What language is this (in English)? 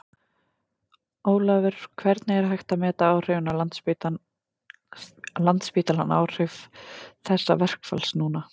Icelandic